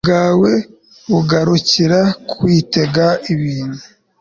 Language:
Kinyarwanda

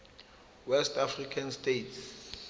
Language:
Zulu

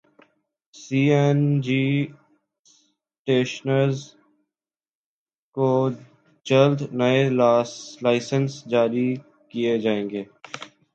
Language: Urdu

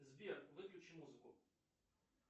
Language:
Russian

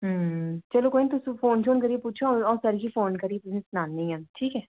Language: Dogri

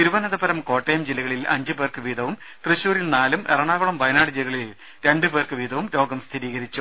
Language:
Malayalam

